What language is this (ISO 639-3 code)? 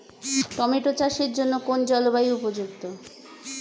ben